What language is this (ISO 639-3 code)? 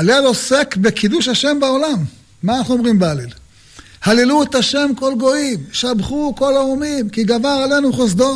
heb